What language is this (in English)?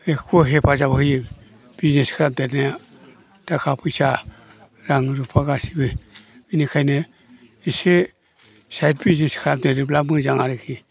Bodo